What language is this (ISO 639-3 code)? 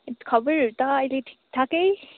nep